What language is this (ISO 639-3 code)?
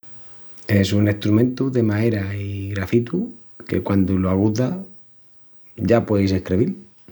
ext